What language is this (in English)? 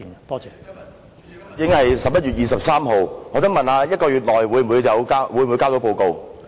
Cantonese